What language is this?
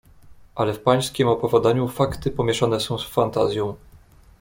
Polish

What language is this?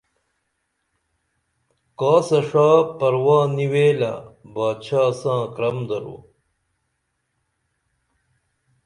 Dameli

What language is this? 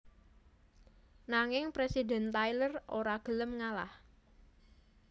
Javanese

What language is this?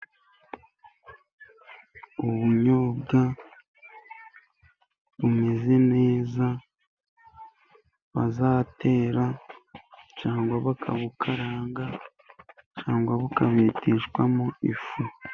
Kinyarwanda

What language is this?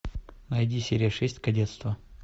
Russian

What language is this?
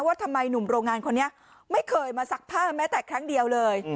Thai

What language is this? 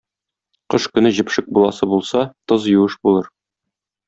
Tatar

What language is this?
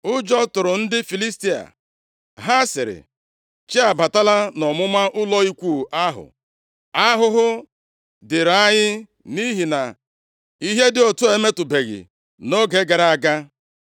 Igbo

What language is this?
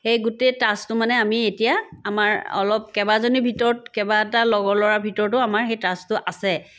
Assamese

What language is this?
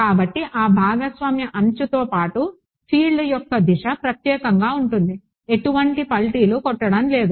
Telugu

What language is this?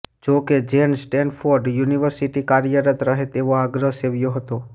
Gujarati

